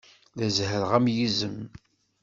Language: Kabyle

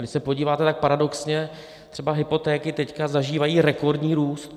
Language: Czech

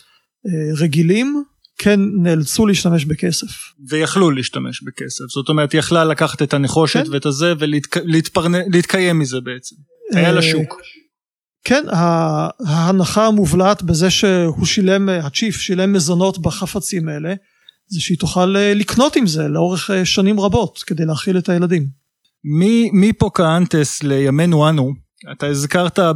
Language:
Hebrew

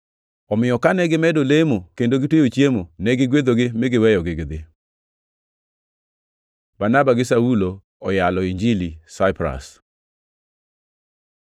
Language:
Luo (Kenya and Tanzania)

